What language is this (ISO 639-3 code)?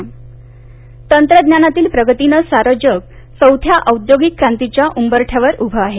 mar